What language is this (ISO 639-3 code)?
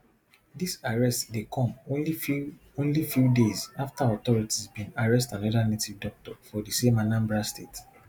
pcm